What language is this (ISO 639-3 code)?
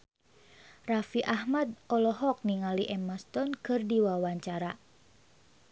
sun